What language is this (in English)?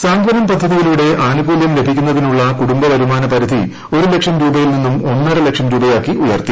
Malayalam